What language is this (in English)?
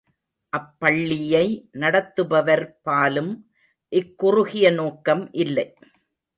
Tamil